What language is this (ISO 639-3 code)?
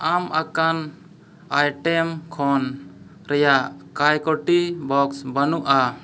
sat